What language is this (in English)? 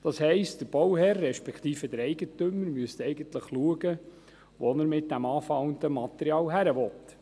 Swiss German